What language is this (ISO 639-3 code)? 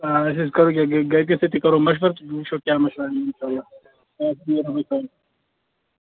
kas